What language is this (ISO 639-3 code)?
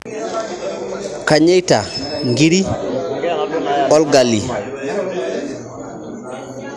mas